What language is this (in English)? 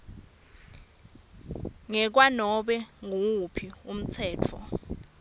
Swati